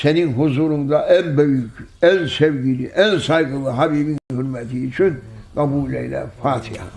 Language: Turkish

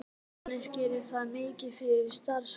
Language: Icelandic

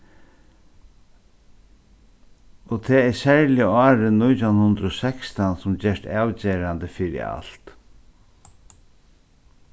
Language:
Faroese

